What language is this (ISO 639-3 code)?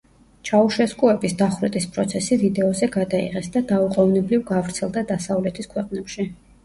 kat